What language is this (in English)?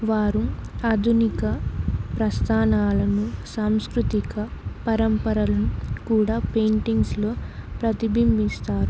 Telugu